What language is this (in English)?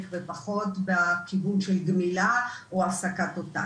Hebrew